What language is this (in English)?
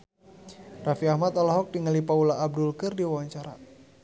Sundanese